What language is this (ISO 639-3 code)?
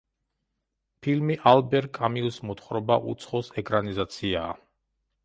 kat